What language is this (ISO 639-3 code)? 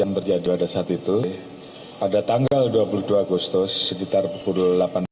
ind